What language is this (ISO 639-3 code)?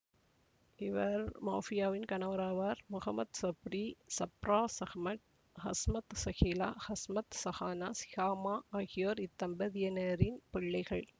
tam